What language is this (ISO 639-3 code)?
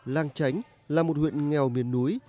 vie